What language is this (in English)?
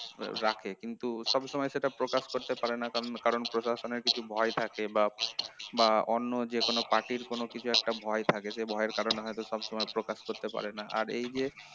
Bangla